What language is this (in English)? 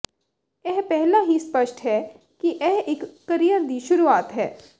Punjabi